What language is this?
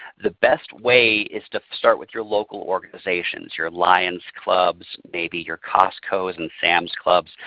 English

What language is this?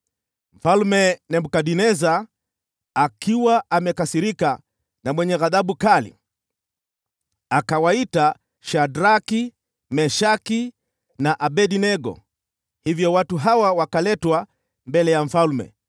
Swahili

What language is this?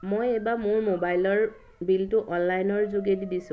Assamese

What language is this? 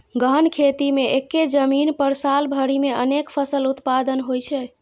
Maithili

